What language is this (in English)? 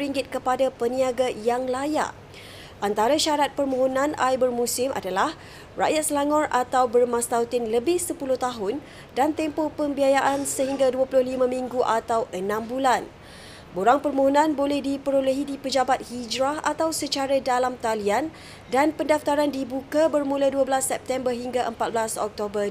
Malay